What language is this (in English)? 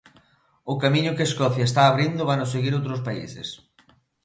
Galician